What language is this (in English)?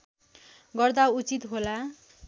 Nepali